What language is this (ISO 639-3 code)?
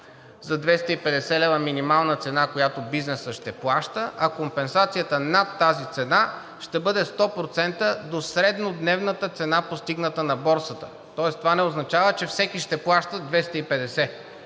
bul